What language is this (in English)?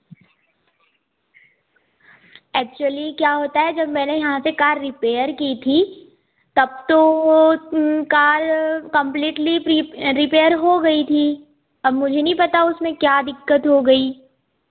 Hindi